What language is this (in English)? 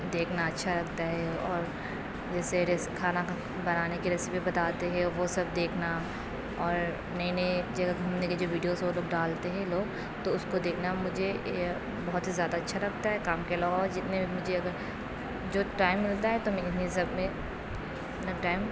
Urdu